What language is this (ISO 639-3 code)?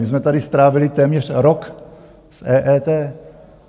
ces